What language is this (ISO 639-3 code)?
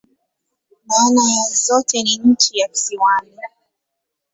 swa